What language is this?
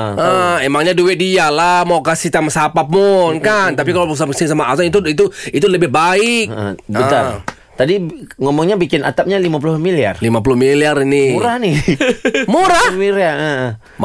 Malay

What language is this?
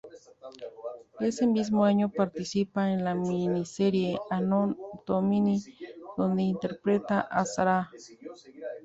Spanish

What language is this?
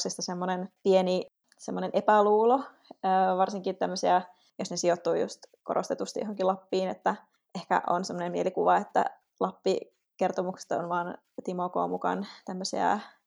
Finnish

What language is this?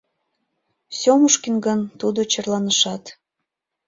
Mari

